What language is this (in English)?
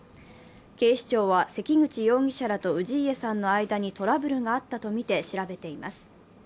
Japanese